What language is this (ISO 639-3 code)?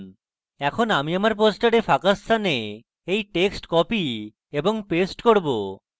ben